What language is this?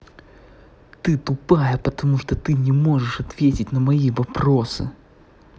Russian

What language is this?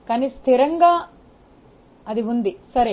Telugu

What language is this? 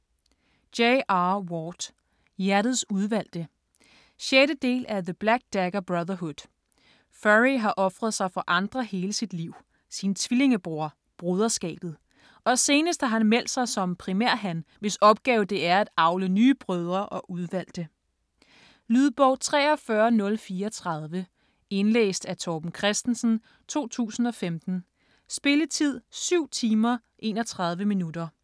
Danish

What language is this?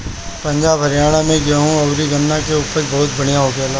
Bhojpuri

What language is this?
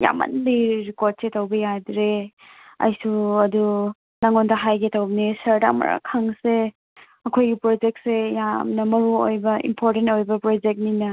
Manipuri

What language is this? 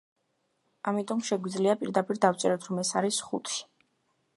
Georgian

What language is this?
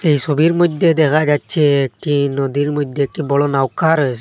Bangla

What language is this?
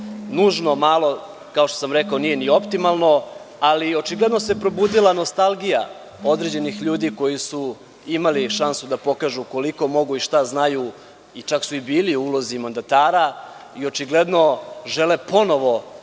Serbian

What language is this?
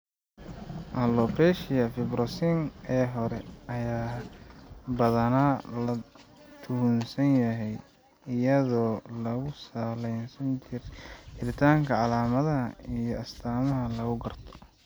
Somali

